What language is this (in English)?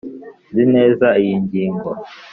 Kinyarwanda